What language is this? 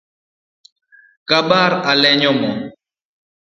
Luo (Kenya and Tanzania)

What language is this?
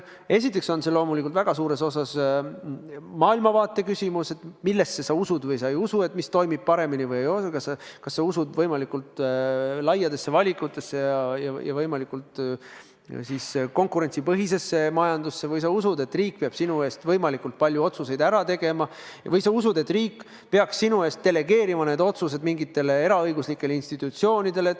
Estonian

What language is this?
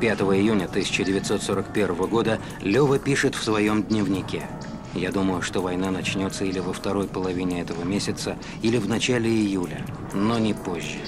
Russian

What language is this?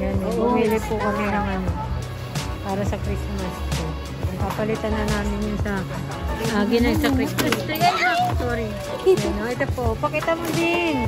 Filipino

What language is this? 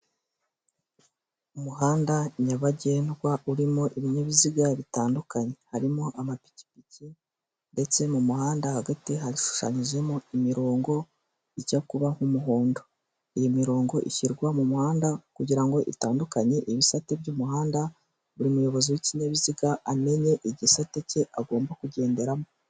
Kinyarwanda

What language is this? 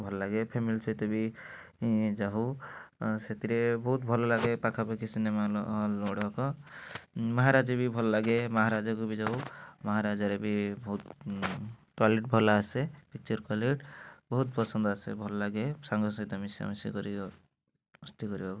Odia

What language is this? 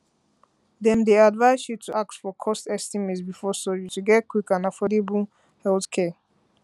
Nigerian Pidgin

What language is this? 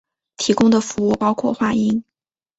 Chinese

